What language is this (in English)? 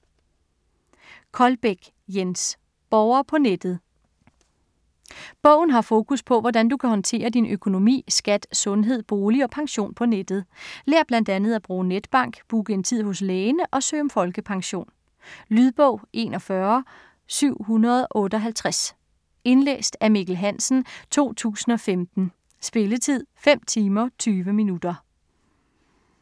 Danish